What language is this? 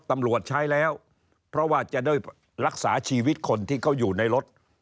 Thai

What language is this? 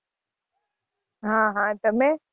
Gujarati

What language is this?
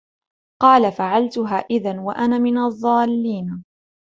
Arabic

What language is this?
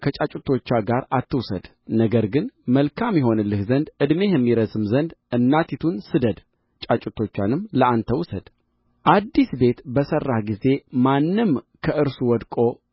Amharic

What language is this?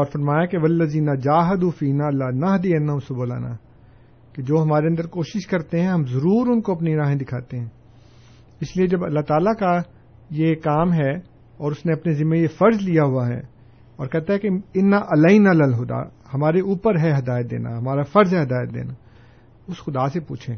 Urdu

